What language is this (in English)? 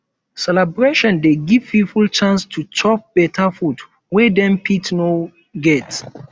Nigerian Pidgin